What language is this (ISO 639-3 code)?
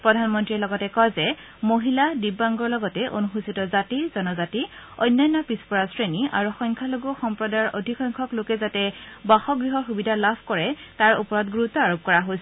asm